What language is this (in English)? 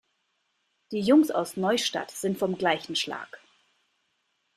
German